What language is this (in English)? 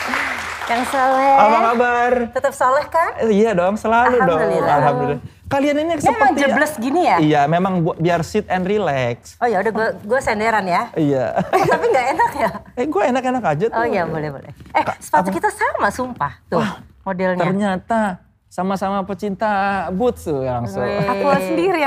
Indonesian